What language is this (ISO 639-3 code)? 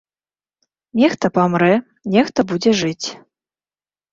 bel